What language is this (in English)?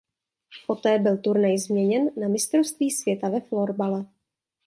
Czech